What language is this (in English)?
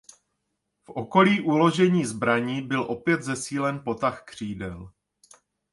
Czech